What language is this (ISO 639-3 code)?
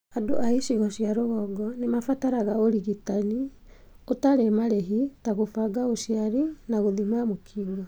kik